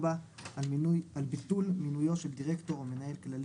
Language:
Hebrew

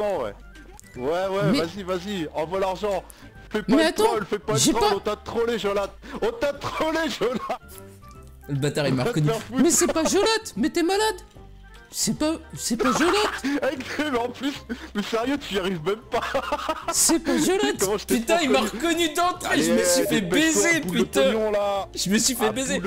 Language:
French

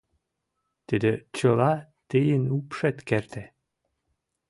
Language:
Mari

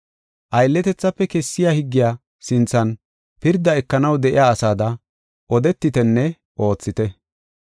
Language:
Gofa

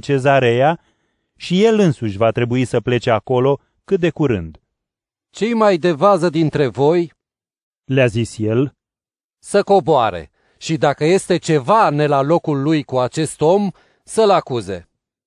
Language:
Romanian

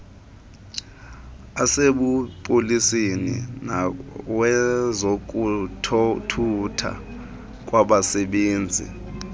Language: Xhosa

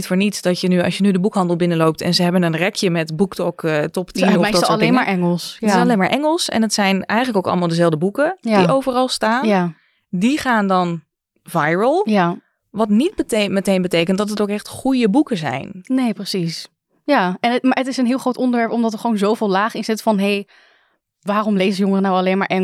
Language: Dutch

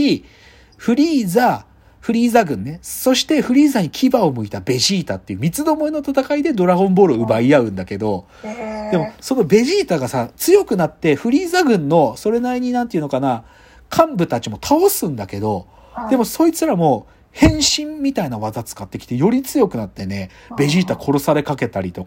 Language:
Japanese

